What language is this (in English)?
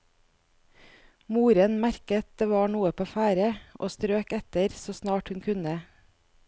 Norwegian